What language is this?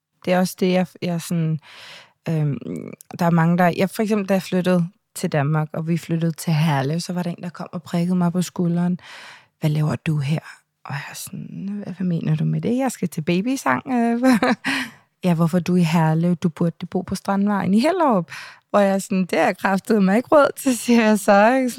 Danish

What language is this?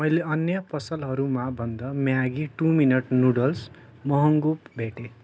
Nepali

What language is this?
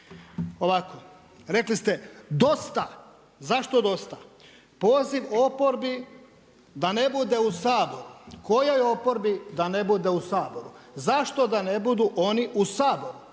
Croatian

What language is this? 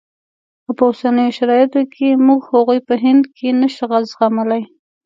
Pashto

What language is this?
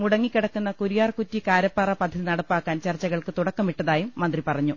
Malayalam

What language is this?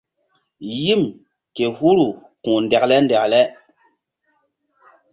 Mbum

